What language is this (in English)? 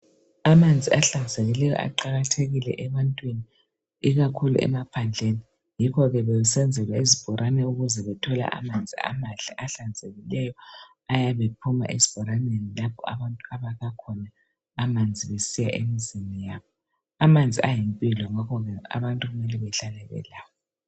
North Ndebele